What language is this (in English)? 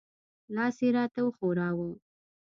Pashto